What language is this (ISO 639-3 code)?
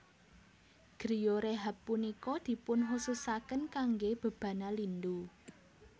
jav